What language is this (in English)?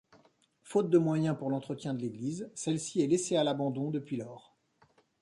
French